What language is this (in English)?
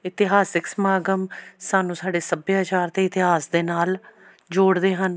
Punjabi